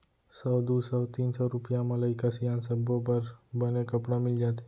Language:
Chhattisgarhi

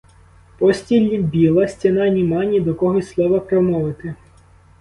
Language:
Ukrainian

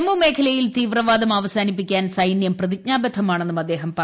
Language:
Malayalam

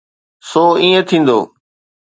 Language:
Sindhi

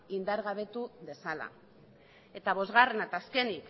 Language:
Basque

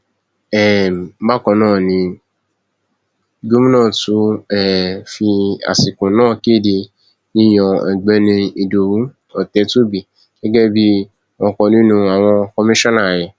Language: Yoruba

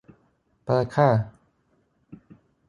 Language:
Thai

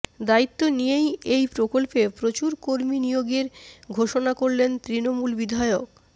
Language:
Bangla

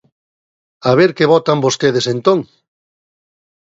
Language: Galician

